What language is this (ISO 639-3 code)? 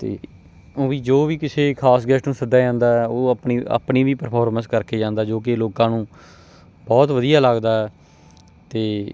pan